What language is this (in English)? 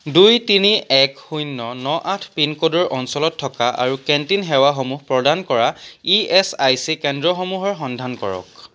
Assamese